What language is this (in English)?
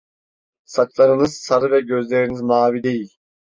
Turkish